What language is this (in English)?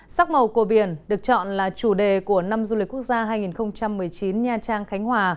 Vietnamese